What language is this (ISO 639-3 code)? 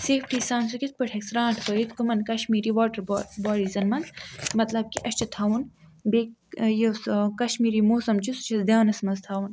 kas